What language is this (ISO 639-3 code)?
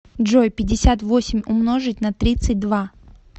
rus